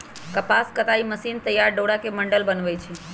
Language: Magahi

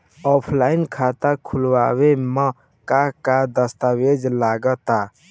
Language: Bhojpuri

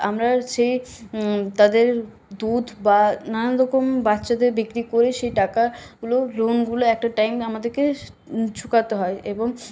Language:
Bangla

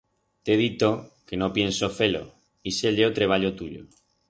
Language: Aragonese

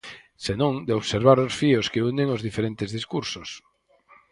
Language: Galician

